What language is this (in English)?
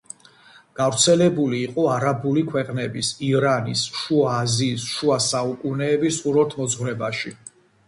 Georgian